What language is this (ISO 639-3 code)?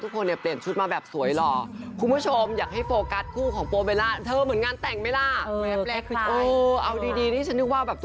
tha